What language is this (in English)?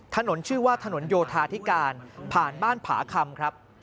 Thai